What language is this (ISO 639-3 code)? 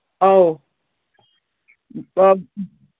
mni